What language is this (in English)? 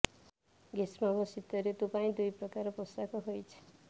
Odia